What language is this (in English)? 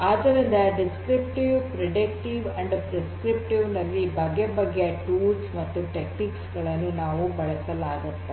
Kannada